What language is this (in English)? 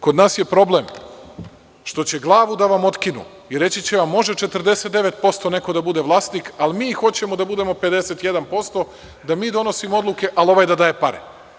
Serbian